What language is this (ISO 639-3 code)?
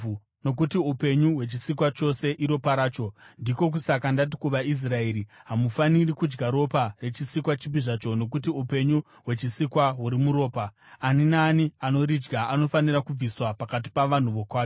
sna